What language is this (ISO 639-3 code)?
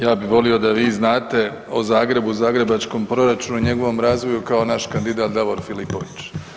hrv